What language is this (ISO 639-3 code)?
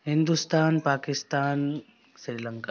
urd